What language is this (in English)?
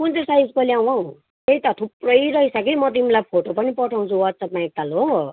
Nepali